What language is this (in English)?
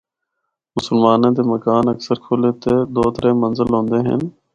Northern Hindko